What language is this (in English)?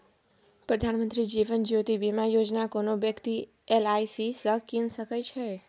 Maithili